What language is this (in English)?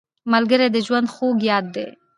Pashto